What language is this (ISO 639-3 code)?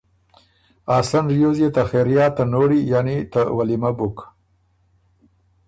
oru